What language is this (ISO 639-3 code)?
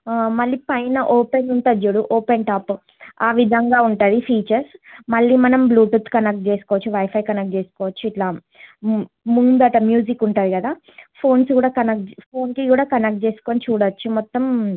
tel